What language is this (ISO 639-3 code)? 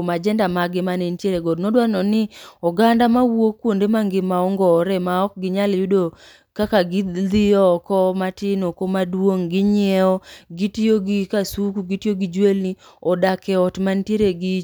luo